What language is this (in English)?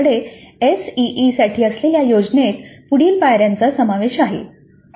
Marathi